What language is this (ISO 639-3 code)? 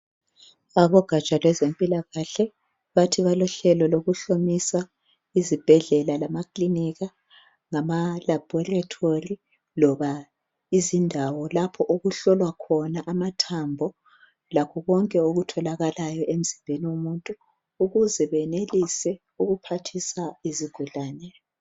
nde